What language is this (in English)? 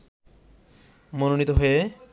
Bangla